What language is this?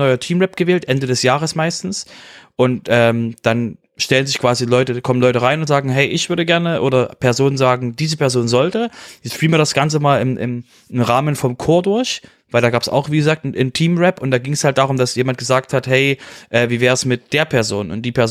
German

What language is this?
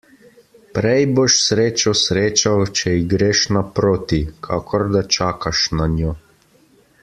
Slovenian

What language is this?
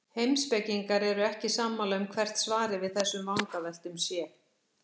Icelandic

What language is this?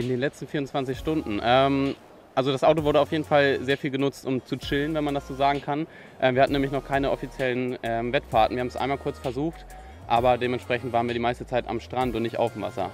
German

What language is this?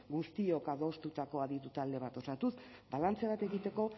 Basque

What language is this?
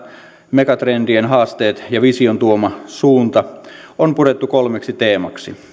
Finnish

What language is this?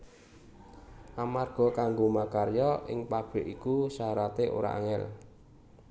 Javanese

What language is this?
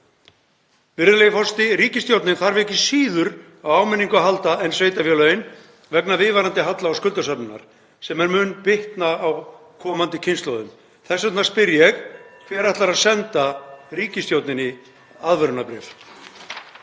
Icelandic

